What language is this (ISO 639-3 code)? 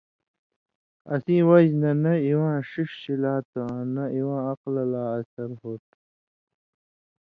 mvy